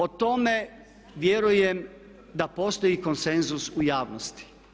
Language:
Croatian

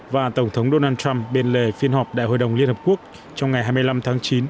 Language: Vietnamese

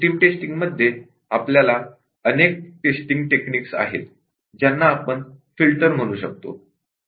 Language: Marathi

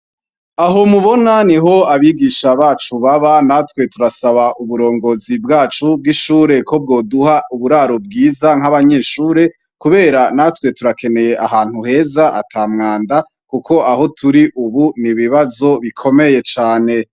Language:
Rundi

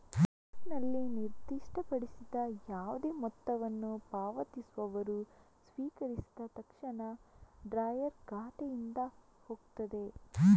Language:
Kannada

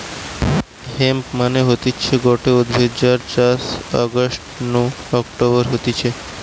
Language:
Bangla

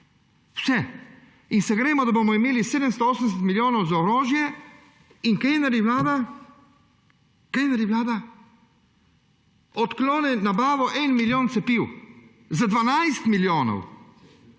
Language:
Slovenian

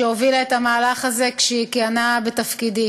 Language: Hebrew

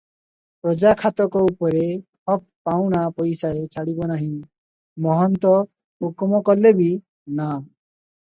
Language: Odia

